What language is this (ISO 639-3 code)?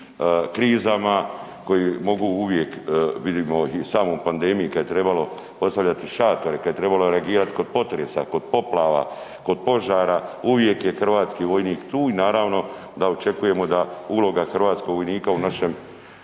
hrv